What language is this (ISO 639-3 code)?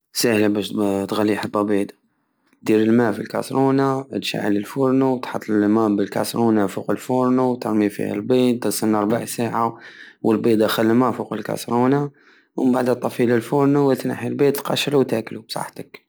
aao